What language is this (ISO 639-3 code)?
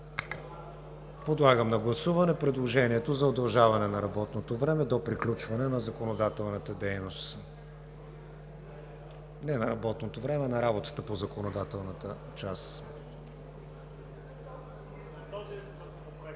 bul